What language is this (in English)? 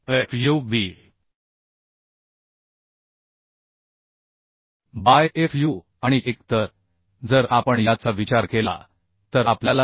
Marathi